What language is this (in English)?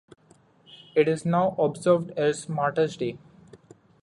English